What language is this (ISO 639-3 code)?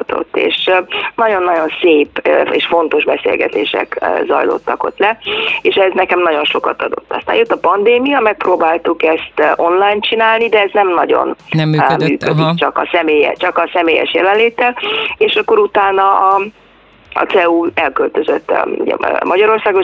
hun